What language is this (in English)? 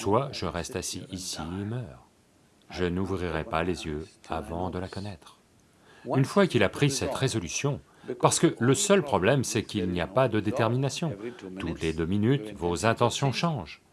French